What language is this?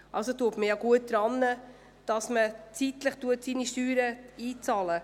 Swiss German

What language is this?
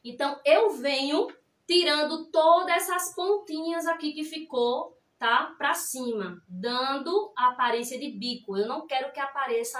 Portuguese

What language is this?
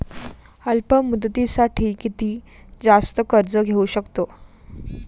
Marathi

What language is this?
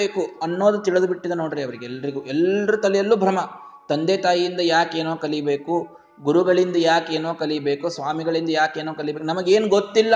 Kannada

